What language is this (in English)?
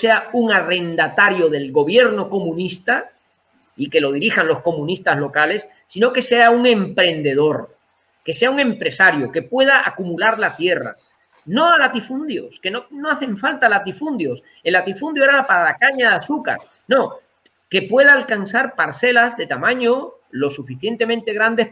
Spanish